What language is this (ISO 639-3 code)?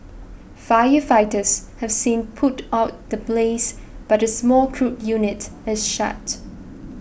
eng